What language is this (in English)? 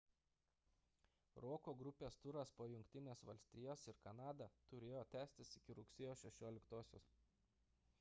Lithuanian